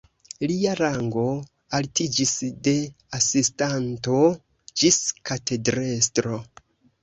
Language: Esperanto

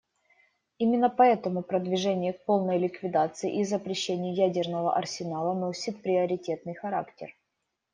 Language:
Russian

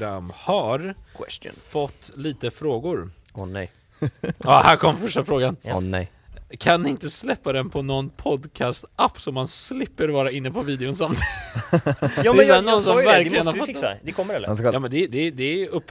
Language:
Swedish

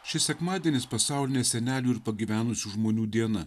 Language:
Lithuanian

